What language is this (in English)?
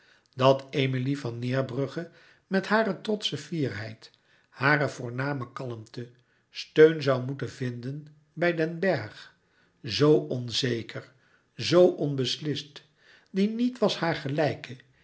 Dutch